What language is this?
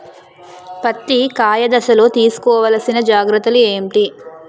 Telugu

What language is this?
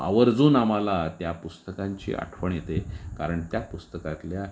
Marathi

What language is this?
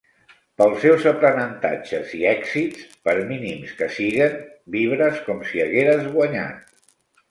Catalan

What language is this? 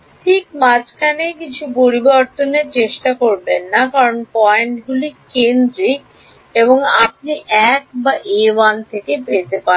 Bangla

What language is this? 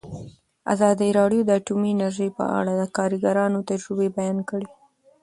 Pashto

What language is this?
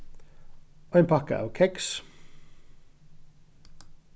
Faroese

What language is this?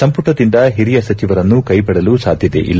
Kannada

